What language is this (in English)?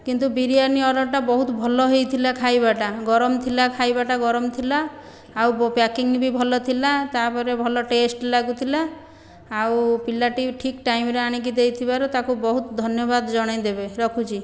Odia